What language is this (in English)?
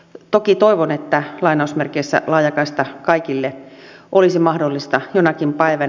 Finnish